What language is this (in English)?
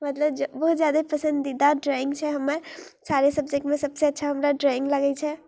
Maithili